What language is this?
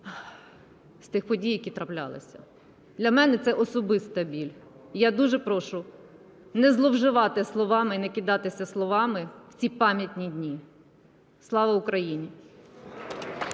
Ukrainian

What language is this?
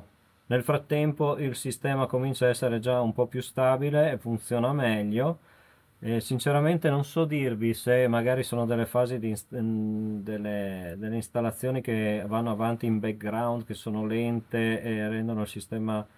Italian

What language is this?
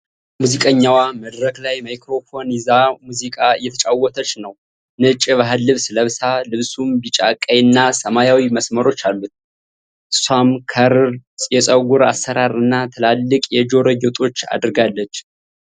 Amharic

